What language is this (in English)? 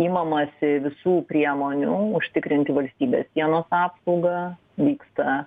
Lithuanian